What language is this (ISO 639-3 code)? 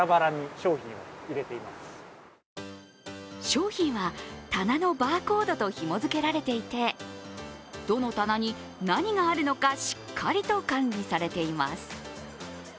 jpn